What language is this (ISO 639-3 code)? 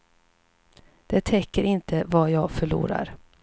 swe